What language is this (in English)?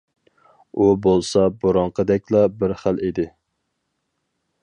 Uyghur